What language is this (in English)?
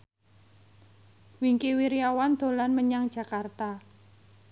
Javanese